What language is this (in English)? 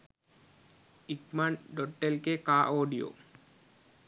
Sinhala